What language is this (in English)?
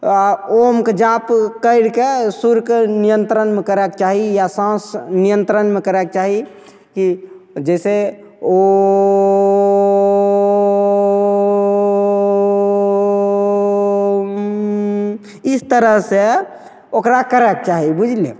Maithili